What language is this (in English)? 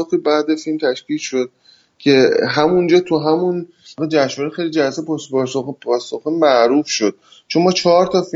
Persian